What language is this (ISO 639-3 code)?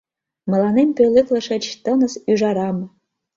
chm